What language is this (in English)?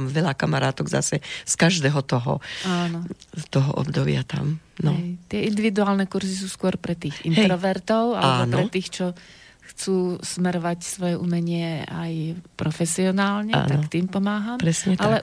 Slovak